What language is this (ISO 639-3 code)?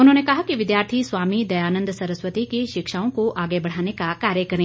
hin